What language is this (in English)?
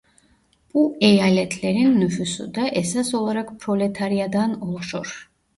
Turkish